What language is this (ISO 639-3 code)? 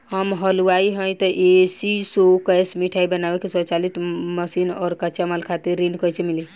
bho